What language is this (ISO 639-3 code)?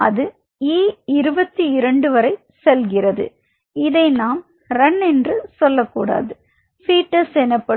tam